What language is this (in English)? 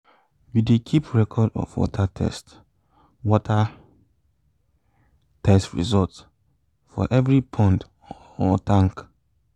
Nigerian Pidgin